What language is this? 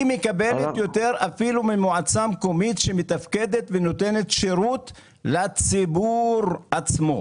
Hebrew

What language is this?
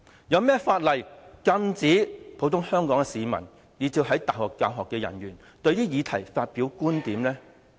Cantonese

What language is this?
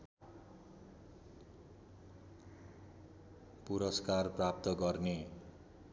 Nepali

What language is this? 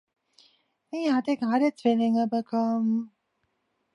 German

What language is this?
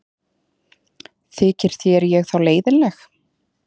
Icelandic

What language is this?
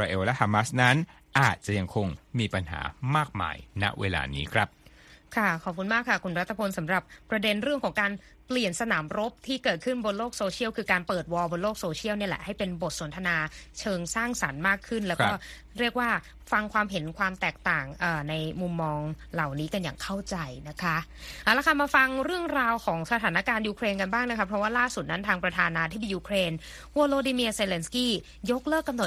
Thai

